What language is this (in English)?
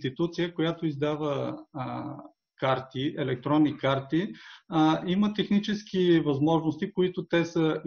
Bulgarian